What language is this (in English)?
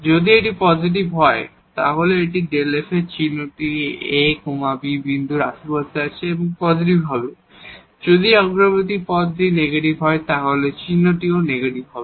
Bangla